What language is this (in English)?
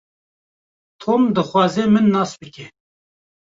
Kurdish